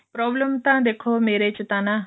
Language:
Punjabi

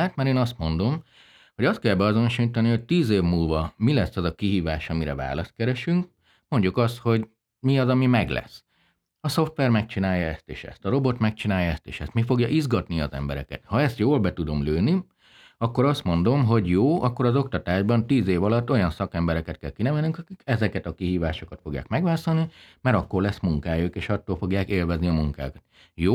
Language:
Hungarian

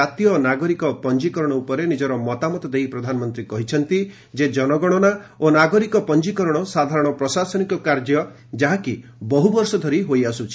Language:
Odia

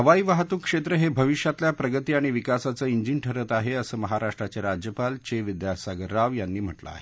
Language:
Marathi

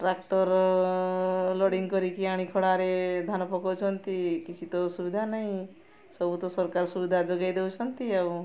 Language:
Odia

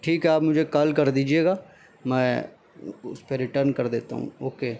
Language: Urdu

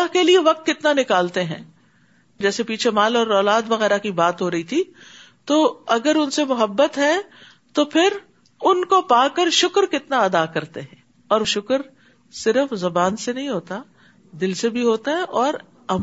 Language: Urdu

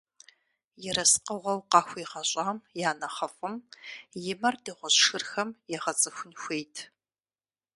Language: Kabardian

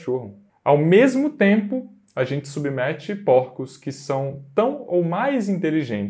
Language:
Portuguese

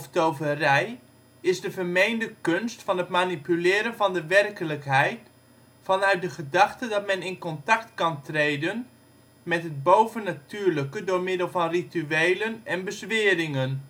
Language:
Dutch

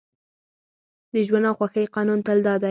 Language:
Pashto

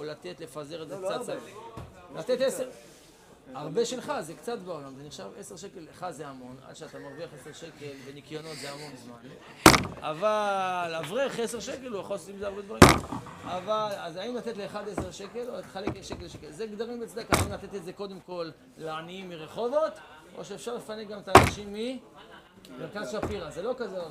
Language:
Hebrew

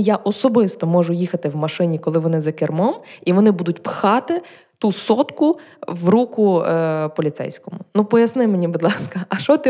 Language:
Ukrainian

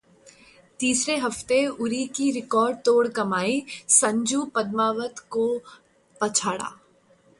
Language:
Hindi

